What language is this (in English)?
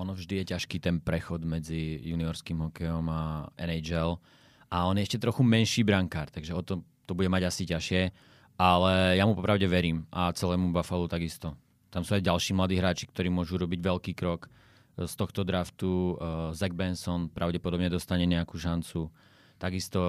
Slovak